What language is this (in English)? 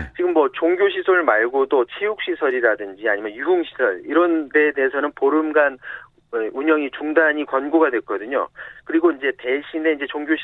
Korean